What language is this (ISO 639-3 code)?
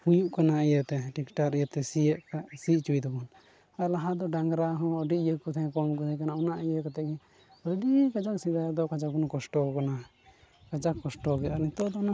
sat